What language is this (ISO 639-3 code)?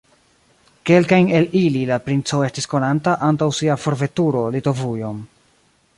epo